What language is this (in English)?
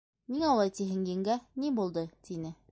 Bashkir